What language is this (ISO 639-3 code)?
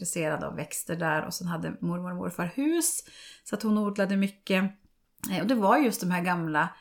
swe